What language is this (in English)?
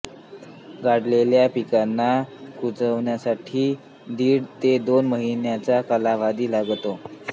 Marathi